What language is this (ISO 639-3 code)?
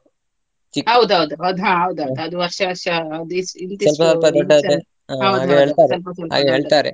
kan